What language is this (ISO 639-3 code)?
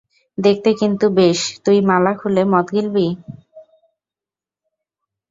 ben